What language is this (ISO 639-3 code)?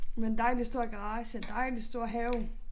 dan